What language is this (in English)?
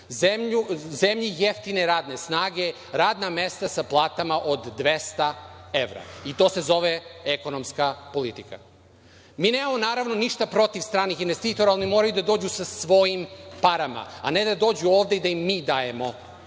Serbian